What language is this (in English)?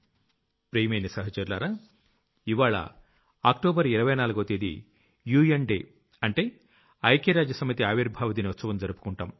Telugu